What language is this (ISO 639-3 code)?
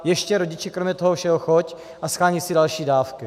ces